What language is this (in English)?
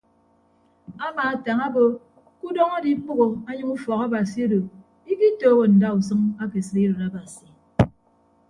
Ibibio